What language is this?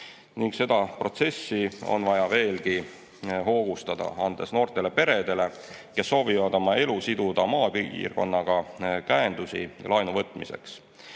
Estonian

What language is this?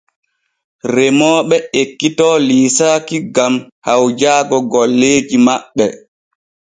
Borgu Fulfulde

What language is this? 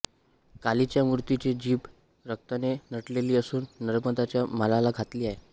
Marathi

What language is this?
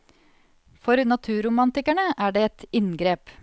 Norwegian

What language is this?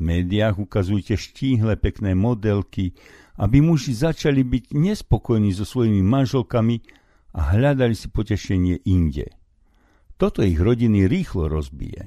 Slovak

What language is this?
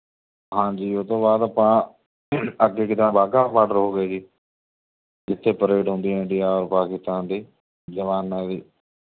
Punjabi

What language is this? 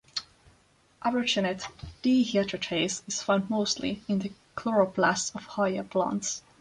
English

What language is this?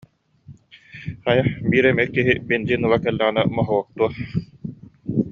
Yakut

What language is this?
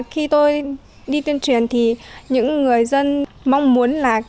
Vietnamese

